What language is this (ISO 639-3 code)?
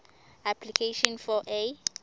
ssw